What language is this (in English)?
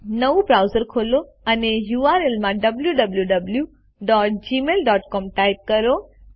Gujarati